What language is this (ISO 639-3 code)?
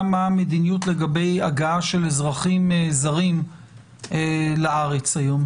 heb